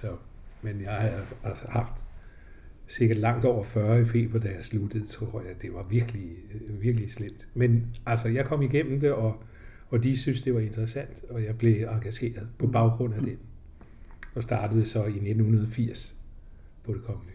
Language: Danish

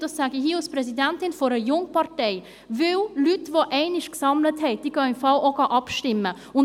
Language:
Swiss German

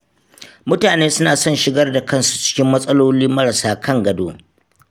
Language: Hausa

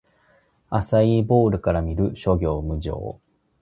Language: Japanese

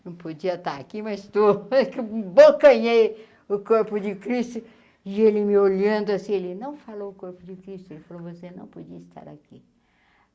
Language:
Portuguese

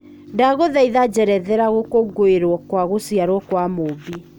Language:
Kikuyu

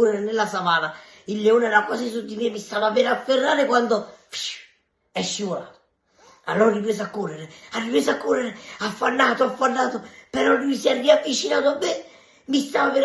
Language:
Italian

